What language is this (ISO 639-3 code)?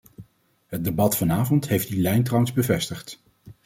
nld